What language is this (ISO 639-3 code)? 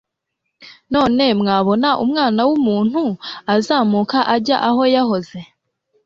kin